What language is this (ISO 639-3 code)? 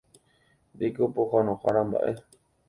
grn